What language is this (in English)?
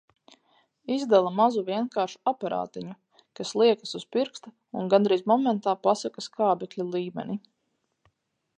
Latvian